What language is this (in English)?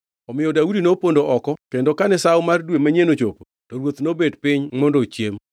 Luo (Kenya and Tanzania)